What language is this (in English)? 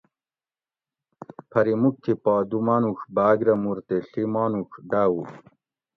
Gawri